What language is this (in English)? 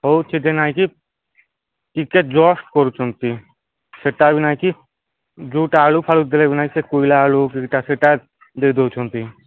Odia